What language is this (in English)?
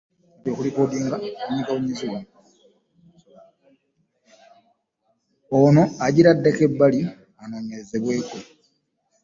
Ganda